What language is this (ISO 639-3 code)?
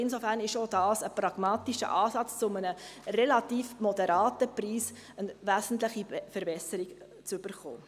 gsw